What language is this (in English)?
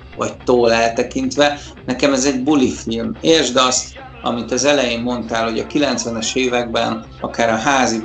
Hungarian